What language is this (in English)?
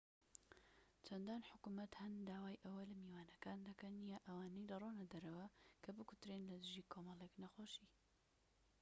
Central Kurdish